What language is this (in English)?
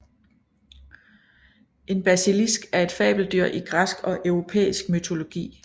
Danish